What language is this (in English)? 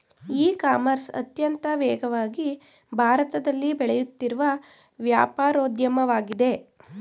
Kannada